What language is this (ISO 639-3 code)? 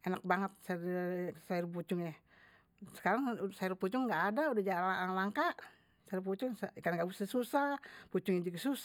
bew